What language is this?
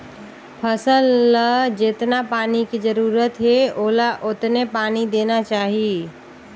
Chhattisgarhi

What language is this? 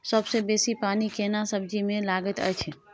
Maithili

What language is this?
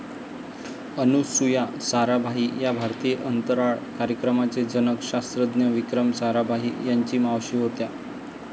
Marathi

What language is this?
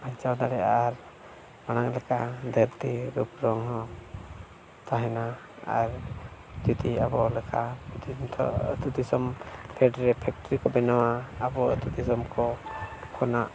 Santali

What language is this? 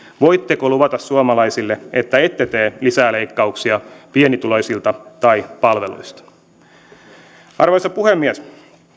Finnish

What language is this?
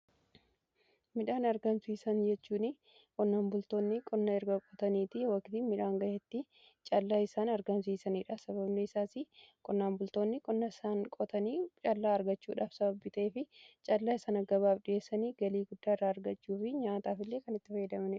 Oromo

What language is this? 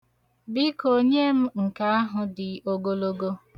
Igbo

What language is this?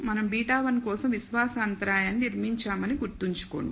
Telugu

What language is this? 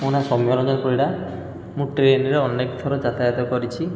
Odia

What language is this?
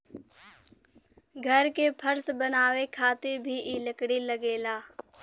Bhojpuri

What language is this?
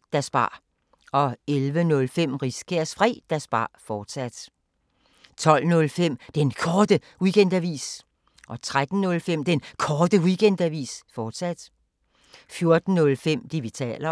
Danish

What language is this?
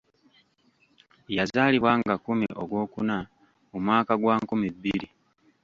Ganda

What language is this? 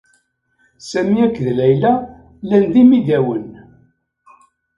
Kabyle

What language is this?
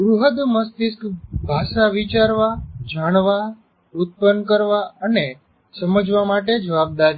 Gujarati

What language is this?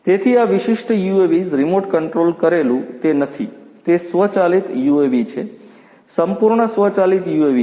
Gujarati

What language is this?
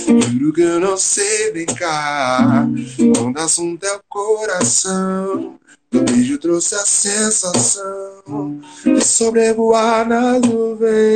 Portuguese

